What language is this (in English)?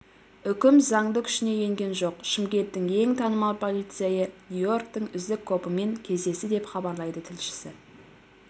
Kazakh